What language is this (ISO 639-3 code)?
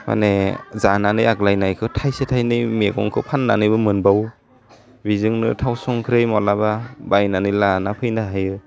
brx